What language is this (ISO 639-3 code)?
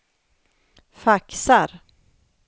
swe